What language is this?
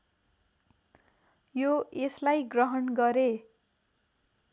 Nepali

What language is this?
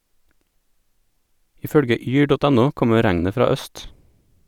Norwegian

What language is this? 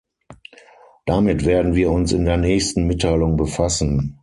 German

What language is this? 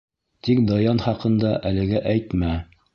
Bashkir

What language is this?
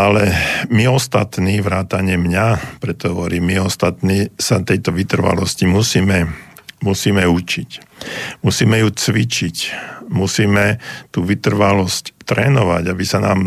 Slovak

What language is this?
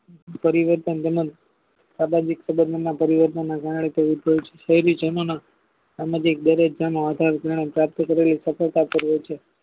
Gujarati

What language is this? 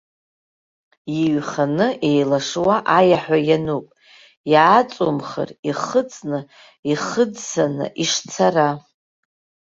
Abkhazian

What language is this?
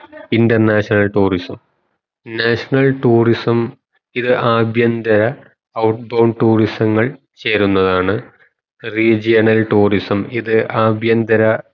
Malayalam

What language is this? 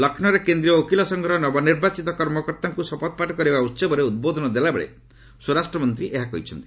Odia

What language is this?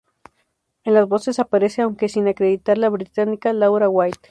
Spanish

